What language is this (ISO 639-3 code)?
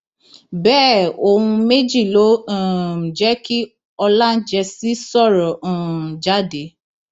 yor